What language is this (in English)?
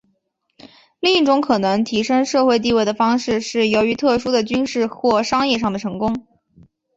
Chinese